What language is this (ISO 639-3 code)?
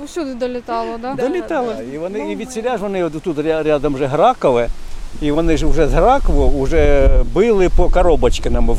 ukr